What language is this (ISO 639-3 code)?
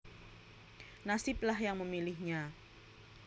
jav